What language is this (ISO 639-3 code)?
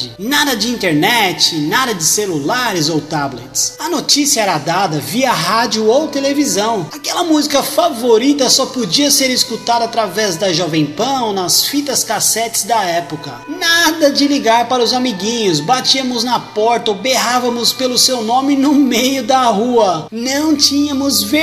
por